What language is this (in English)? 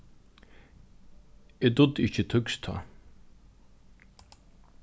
Faroese